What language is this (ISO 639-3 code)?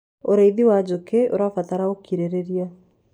kik